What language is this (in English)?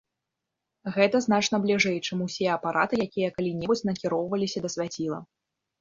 Belarusian